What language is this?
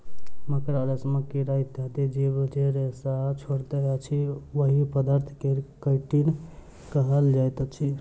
Maithili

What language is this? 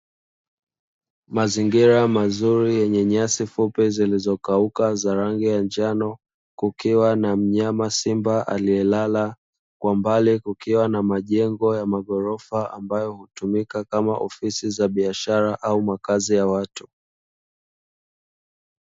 Swahili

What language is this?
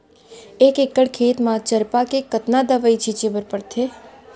Chhattisgarhi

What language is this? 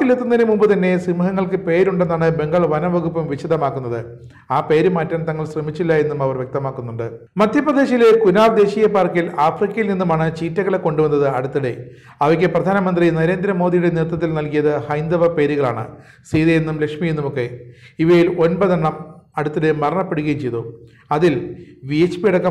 Malayalam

